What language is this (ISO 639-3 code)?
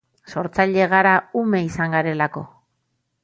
eus